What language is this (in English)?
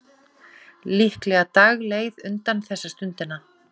Icelandic